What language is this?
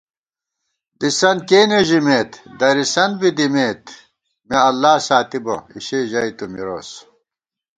Gawar-Bati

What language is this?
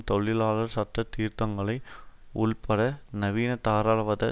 Tamil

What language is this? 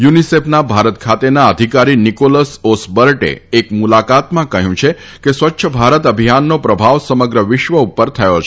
Gujarati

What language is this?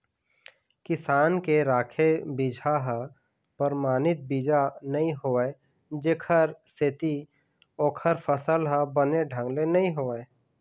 Chhattisgarhi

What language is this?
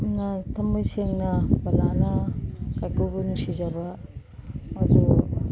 Manipuri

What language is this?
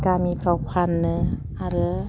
Bodo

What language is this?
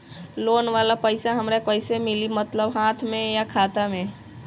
Bhojpuri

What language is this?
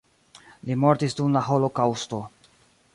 Esperanto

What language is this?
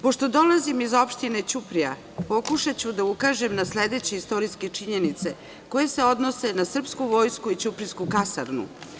Serbian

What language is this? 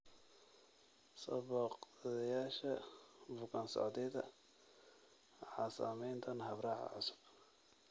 Somali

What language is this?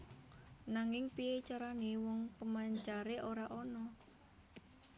Javanese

